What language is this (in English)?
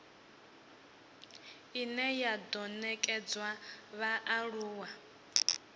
Venda